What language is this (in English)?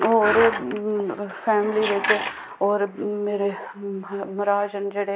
Dogri